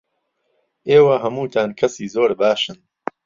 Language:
Central Kurdish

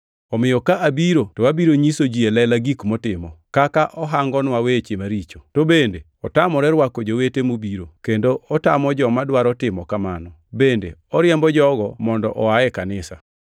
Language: Luo (Kenya and Tanzania)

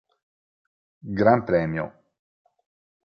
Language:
Italian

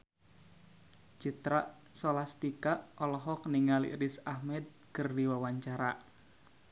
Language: Sundanese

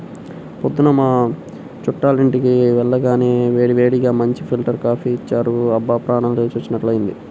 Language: Telugu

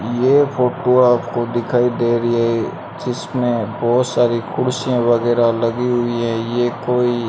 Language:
Hindi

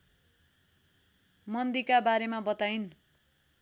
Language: Nepali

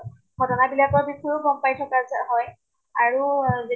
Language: Assamese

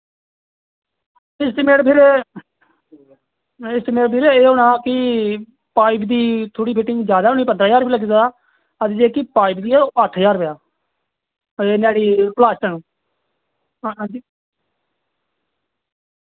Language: Dogri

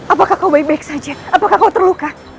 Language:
Indonesian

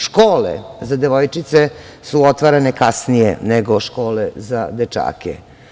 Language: Serbian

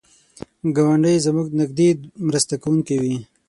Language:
Pashto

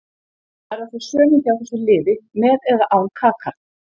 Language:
Icelandic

